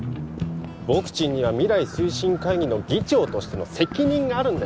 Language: Japanese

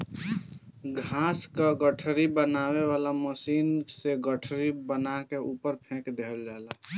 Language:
Bhojpuri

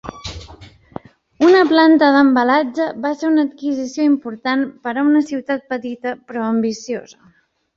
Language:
Catalan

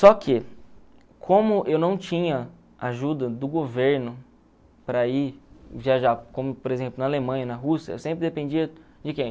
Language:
Portuguese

